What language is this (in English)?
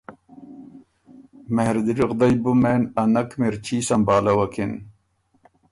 Ormuri